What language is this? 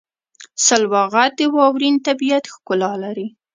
Pashto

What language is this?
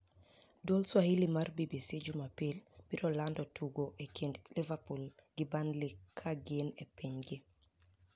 Luo (Kenya and Tanzania)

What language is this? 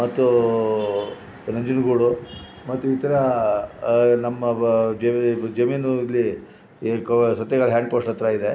Kannada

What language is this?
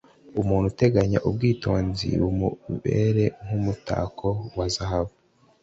Kinyarwanda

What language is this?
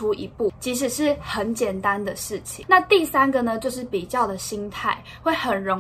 Chinese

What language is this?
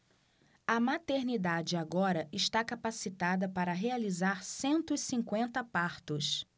Portuguese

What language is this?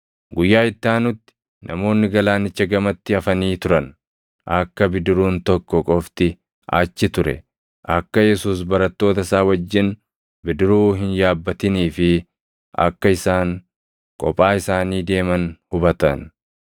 Oromo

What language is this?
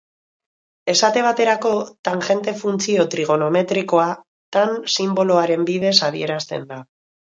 Basque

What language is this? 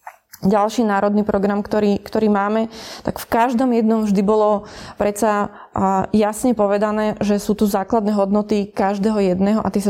Slovak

